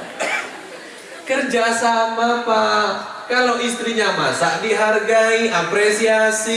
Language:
Indonesian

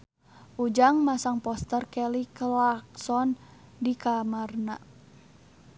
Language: Sundanese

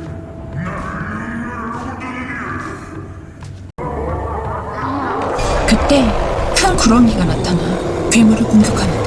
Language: Korean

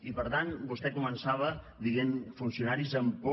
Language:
Catalan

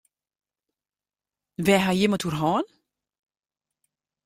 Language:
Western Frisian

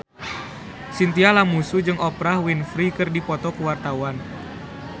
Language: Sundanese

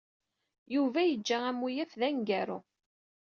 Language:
Kabyle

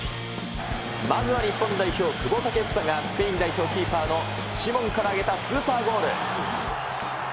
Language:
Japanese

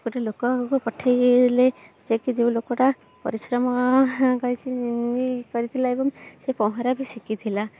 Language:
Odia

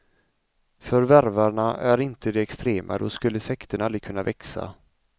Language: Swedish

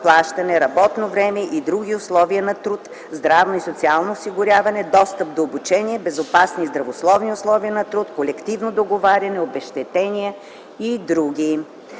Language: Bulgarian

